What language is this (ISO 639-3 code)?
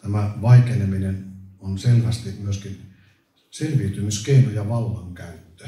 fin